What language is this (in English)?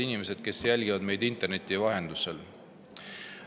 Estonian